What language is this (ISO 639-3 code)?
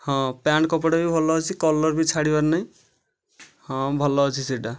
ori